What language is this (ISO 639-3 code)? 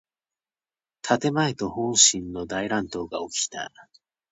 jpn